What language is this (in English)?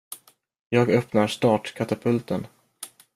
Swedish